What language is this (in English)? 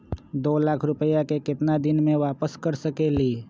Magahi